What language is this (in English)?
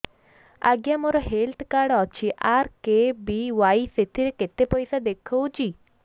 Odia